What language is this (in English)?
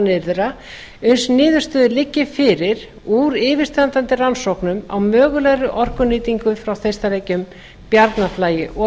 Icelandic